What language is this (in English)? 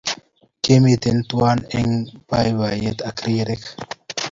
Kalenjin